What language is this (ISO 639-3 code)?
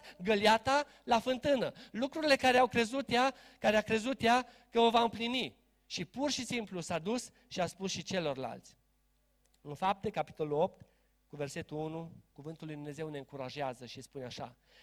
ron